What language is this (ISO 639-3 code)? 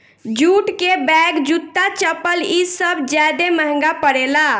bho